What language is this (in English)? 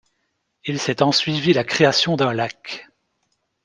French